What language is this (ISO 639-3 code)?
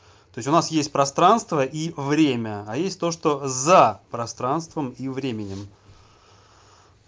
rus